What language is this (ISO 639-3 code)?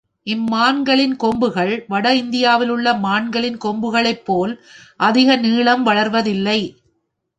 tam